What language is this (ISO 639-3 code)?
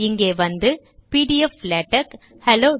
tam